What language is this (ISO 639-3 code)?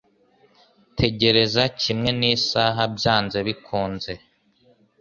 kin